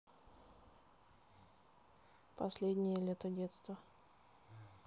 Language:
Russian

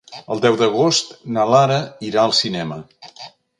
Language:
Catalan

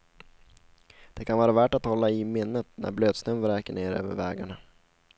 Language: Swedish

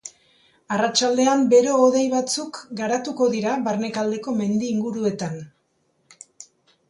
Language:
Basque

